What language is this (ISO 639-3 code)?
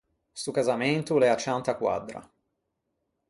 lij